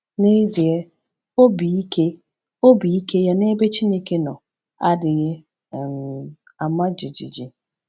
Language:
Igbo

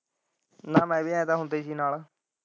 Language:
Punjabi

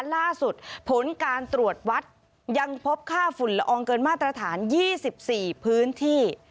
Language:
Thai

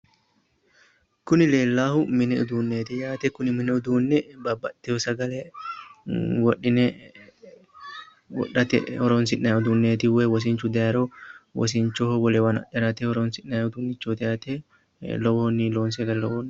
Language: Sidamo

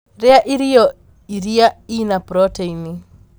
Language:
Kikuyu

